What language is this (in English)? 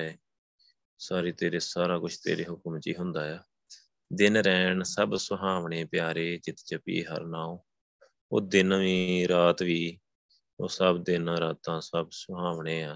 Punjabi